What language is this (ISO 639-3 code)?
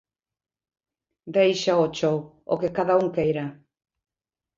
glg